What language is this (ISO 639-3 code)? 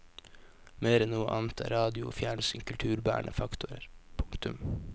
nor